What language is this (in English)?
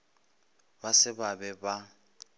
Northern Sotho